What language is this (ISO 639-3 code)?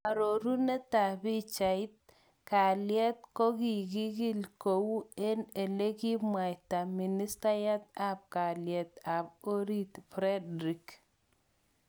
kln